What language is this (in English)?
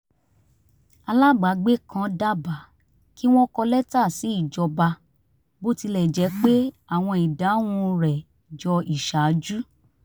Yoruba